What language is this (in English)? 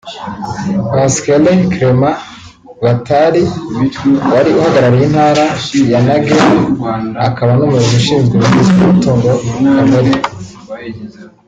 Kinyarwanda